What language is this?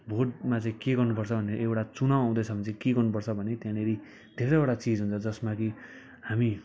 Nepali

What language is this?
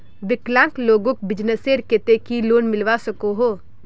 Magahi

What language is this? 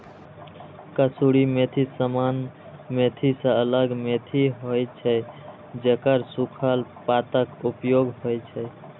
Maithili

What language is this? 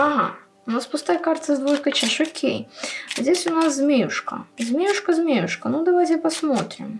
Russian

